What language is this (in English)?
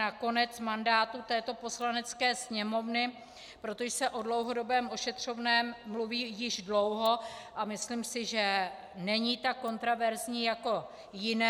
Czech